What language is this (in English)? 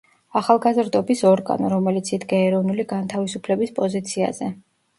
Georgian